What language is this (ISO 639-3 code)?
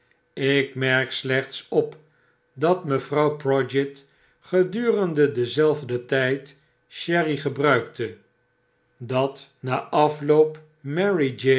nld